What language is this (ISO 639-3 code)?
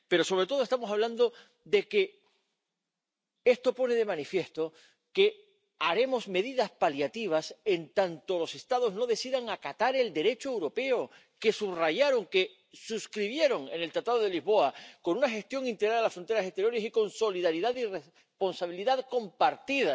spa